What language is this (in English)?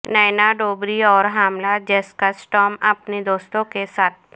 Urdu